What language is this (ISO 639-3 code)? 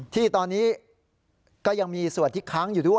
tha